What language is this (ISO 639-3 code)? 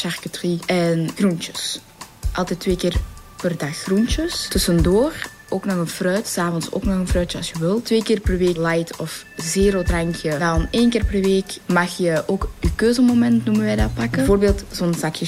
nld